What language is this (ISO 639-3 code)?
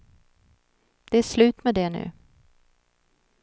swe